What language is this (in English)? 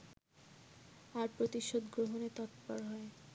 Bangla